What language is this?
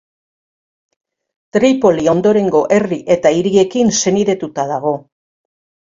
Basque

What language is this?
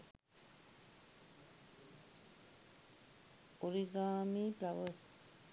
Sinhala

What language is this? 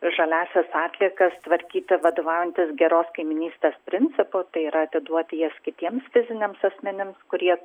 Lithuanian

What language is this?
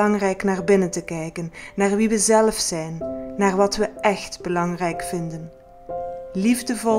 Dutch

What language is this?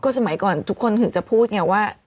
Thai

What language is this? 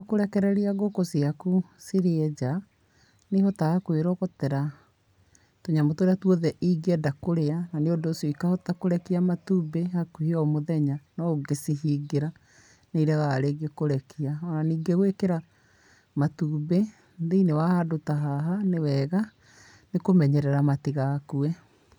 Kikuyu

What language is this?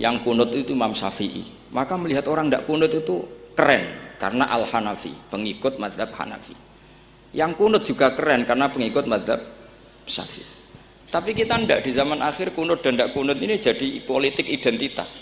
Indonesian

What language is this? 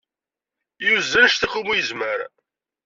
Kabyle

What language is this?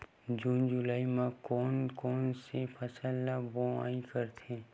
Chhattisgarhi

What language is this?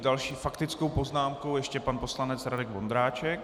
Czech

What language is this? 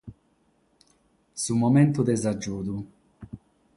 Sardinian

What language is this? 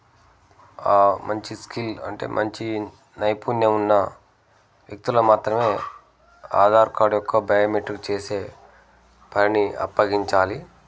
Telugu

